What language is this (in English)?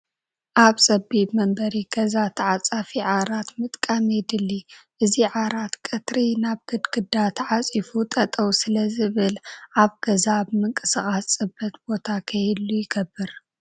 Tigrinya